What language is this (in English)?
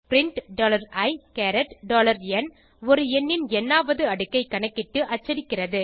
Tamil